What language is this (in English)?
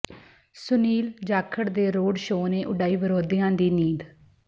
Punjabi